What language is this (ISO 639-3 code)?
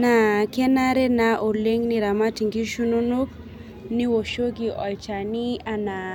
mas